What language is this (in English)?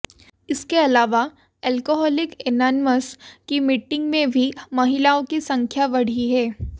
Hindi